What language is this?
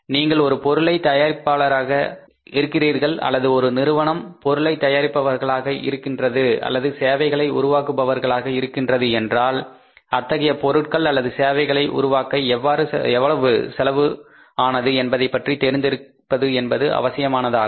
Tamil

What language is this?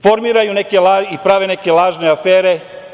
Serbian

